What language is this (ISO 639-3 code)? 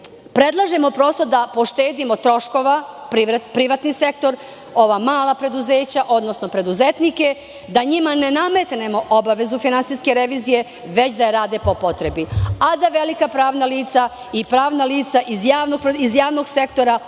srp